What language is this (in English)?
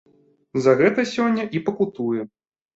Belarusian